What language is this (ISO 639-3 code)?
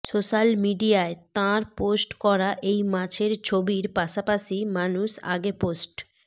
ben